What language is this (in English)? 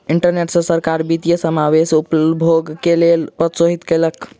Maithili